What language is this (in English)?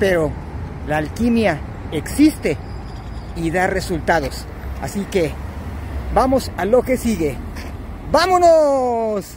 Spanish